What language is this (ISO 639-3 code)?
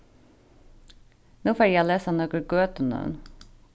fao